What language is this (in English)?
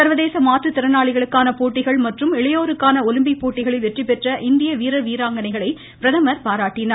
Tamil